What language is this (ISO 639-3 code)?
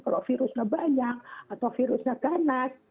ind